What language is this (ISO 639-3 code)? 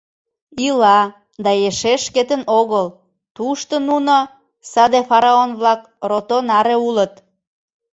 chm